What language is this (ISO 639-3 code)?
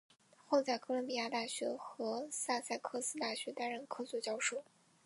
zho